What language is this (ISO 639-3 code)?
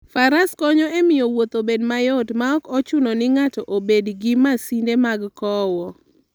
luo